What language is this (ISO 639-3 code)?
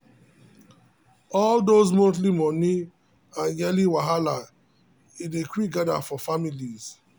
pcm